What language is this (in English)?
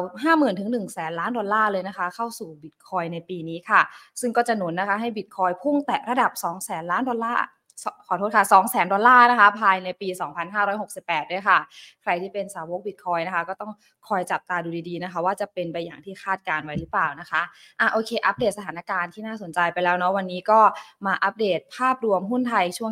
Thai